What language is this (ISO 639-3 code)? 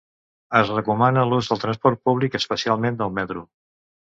cat